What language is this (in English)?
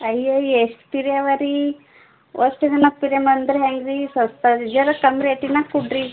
Kannada